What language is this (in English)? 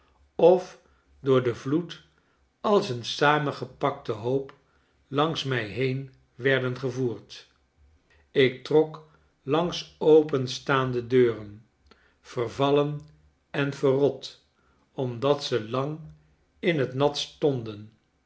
Dutch